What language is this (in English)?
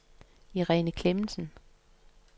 Danish